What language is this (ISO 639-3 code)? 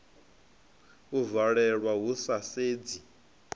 ven